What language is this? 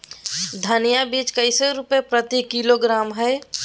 Magahi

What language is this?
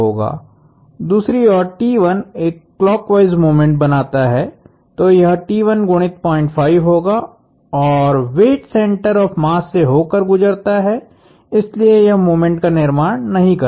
Hindi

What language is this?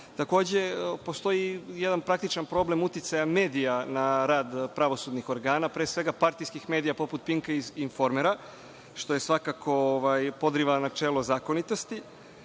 Serbian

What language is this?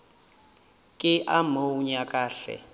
Northern Sotho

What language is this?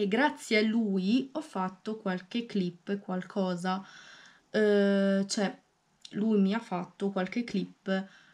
Italian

